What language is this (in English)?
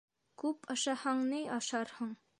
Bashkir